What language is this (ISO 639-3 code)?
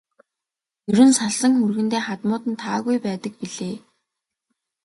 mon